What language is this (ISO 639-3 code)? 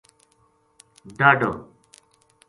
gju